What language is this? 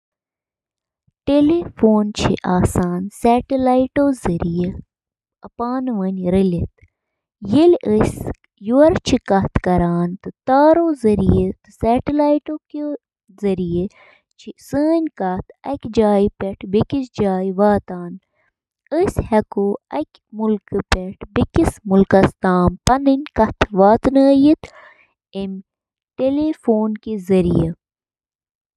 Kashmiri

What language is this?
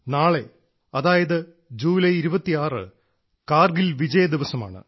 Malayalam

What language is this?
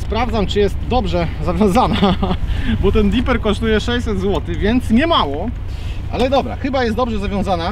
Polish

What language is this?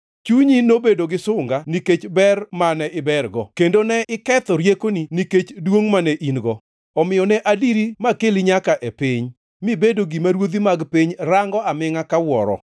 Luo (Kenya and Tanzania)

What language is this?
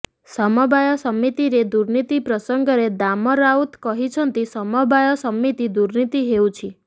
Odia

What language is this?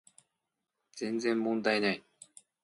Japanese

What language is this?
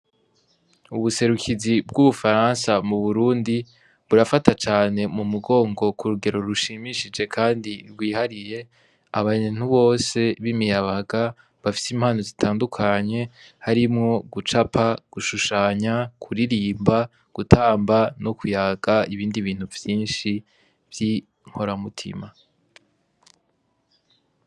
Rundi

